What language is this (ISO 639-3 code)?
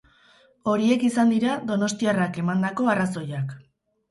eus